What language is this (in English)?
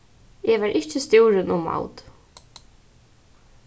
Faroese